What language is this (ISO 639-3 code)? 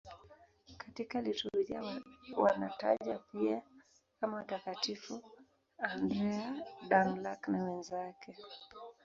swa